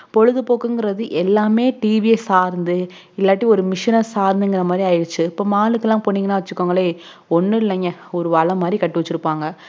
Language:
Tamil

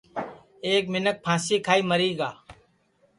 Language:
Sansi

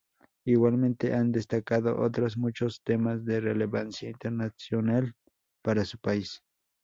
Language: Spanish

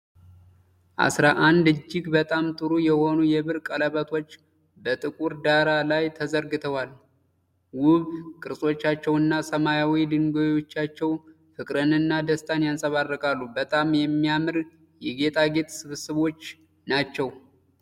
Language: Amharic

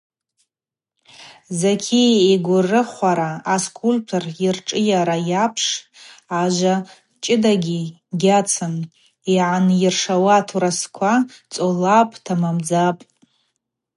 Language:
Abaza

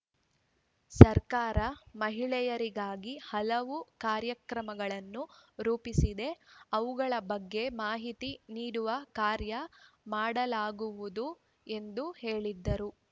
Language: Kannada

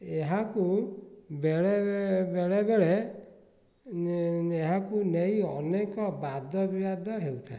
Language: Odia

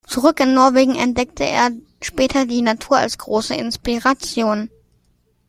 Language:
German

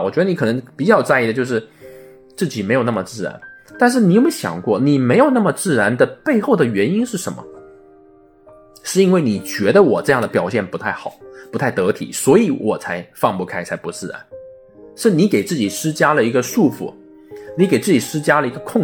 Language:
Chinese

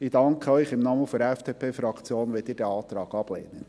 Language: Swiss German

